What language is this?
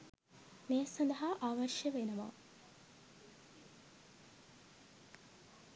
Sinhala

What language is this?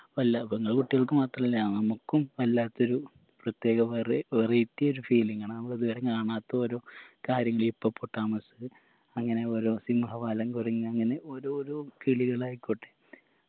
Malayalam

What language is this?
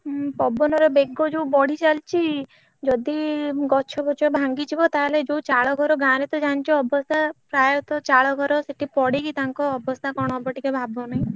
Odia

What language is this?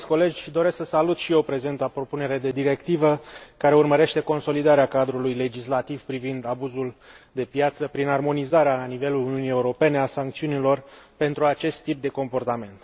Romanian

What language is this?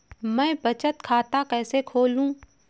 Hindi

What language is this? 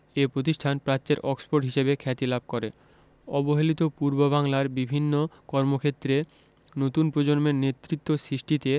Bangla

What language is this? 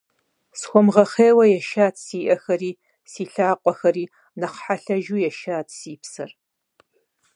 Kabardian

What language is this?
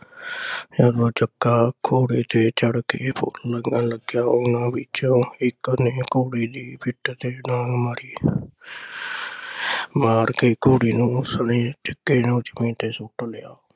Punjabi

